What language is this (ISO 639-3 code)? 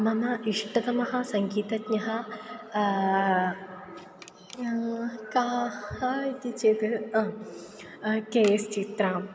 san